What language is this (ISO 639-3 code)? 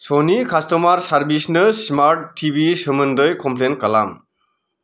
brx